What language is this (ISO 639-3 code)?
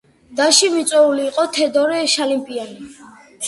kat